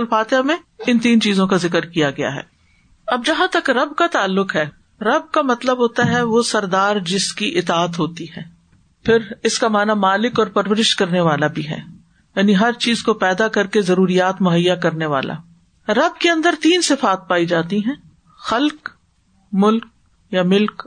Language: Urdu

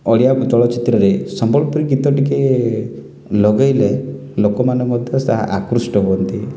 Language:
Odia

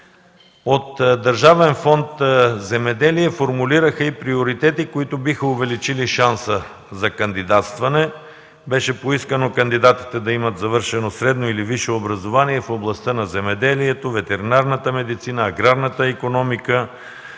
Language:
Bulgarian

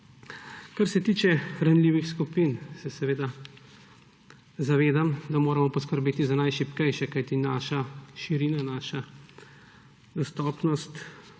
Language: Slovenian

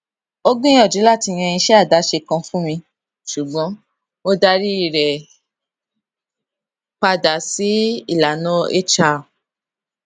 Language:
Yoruba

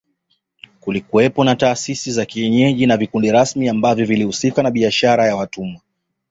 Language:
Swahili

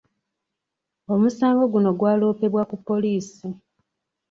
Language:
Ganda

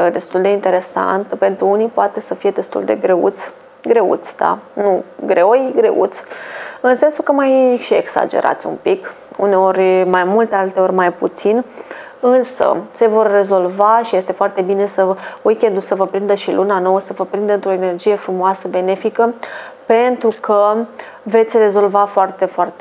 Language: Romanian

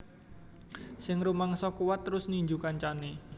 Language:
Javanese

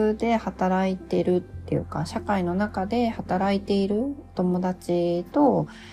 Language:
Japanese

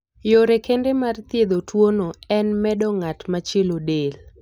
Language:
Luo (Kenya and Tanzania)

